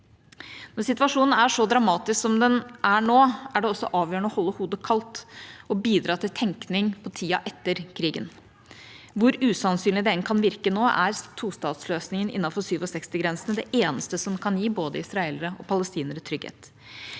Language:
Norwegian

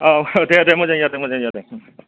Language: Bodo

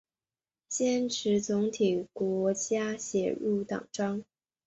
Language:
Chinese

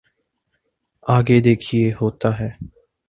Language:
Urdu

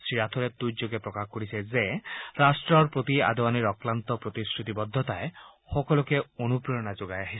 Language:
Assamese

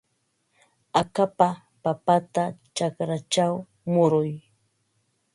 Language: Ambo-Pasco Quechua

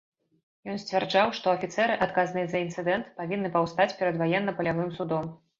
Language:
Belarusian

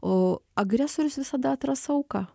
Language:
Lithuanian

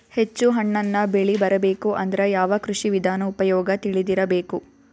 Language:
Kannada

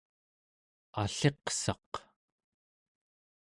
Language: Central Yupik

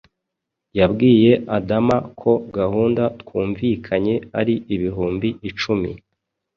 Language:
Kinyarwanda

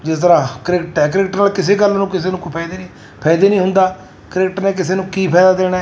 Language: Punjabi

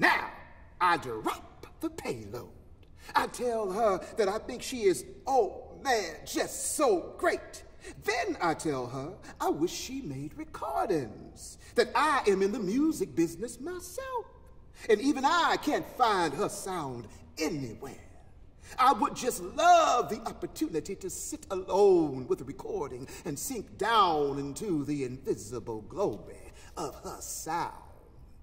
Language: English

